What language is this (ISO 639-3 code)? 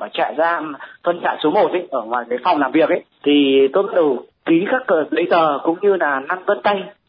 vie